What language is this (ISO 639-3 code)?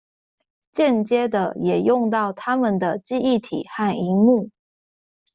zho